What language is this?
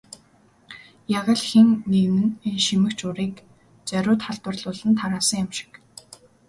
Mongolian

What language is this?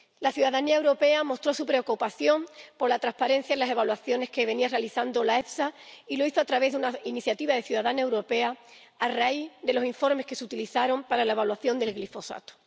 Spanish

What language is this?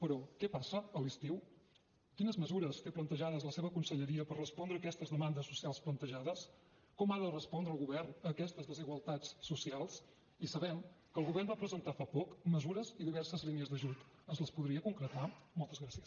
Catalan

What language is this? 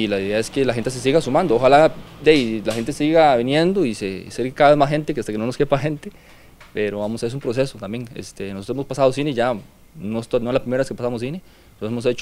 Spanish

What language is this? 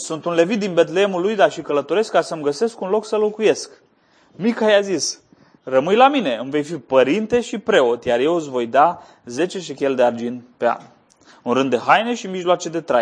Romanian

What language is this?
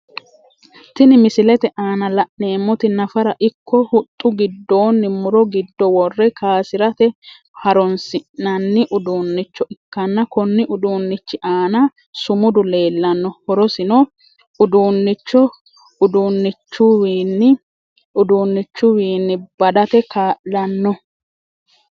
Sidamo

